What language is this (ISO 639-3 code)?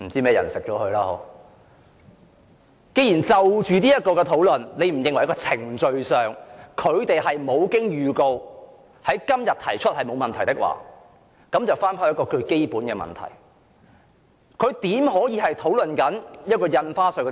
yue